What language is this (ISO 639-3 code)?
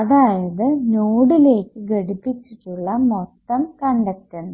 mal